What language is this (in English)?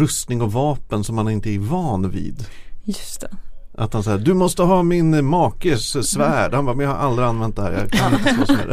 Swedish